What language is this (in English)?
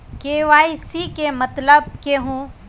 Magahi